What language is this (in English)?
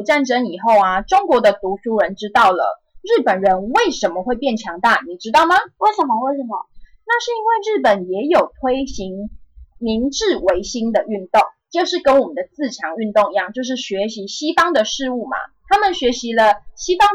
Chinese